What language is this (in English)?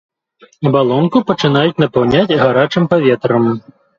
Belarusian